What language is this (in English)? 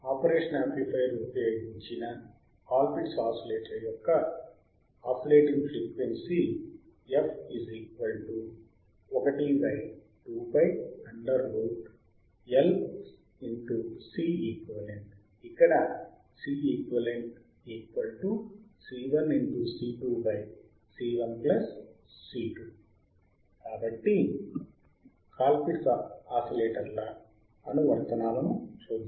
Telugu